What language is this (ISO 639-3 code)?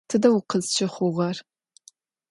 ady